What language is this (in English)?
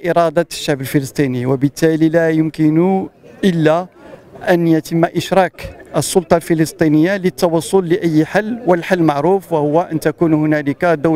Arabic